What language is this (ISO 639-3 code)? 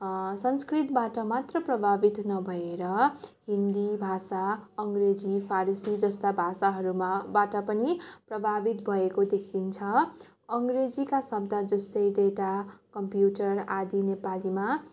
nep